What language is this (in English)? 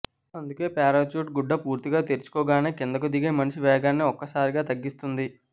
Telugu